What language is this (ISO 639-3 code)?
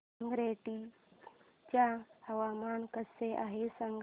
mar